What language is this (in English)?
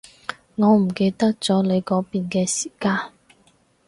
Cantonese